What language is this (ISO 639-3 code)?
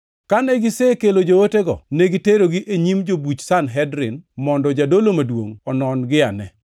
luo